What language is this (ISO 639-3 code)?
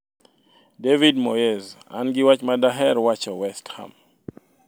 luo